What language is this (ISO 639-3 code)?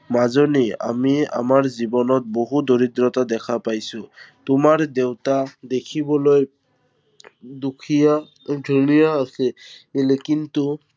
asm